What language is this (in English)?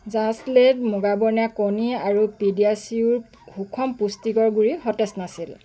Assamese